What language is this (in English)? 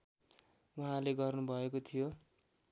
Nepali